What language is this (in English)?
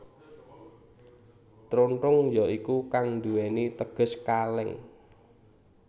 Javanese